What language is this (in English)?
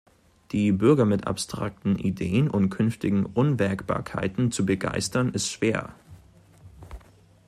German